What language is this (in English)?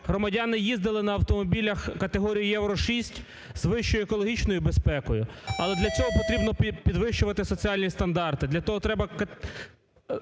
Ukrainian